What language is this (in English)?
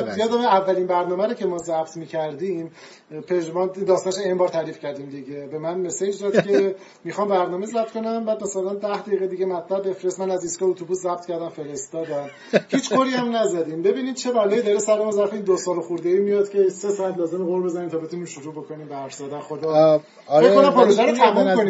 Persian